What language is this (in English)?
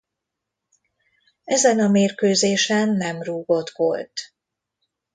Hungarian